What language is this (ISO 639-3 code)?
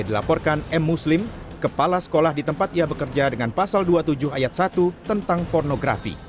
ind